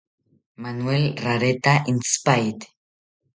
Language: South Ucayali Ashéninka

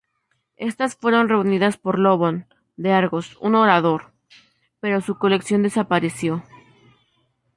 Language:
Spanish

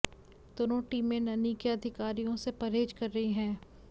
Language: Hindi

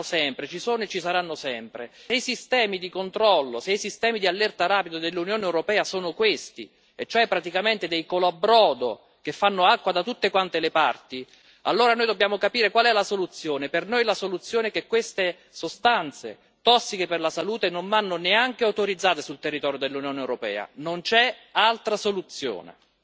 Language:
Italian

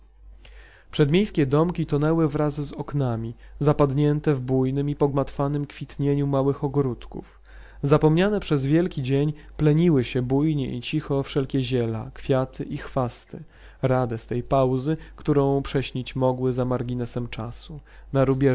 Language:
Polish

